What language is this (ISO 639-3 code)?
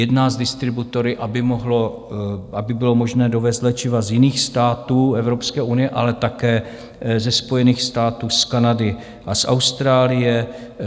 ces